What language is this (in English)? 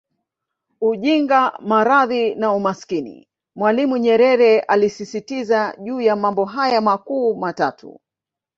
Swahili